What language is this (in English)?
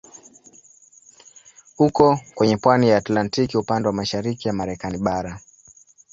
Swahili